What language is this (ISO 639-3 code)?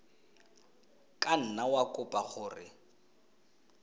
tsn